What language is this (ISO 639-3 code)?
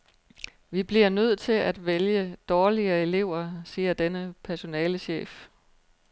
dan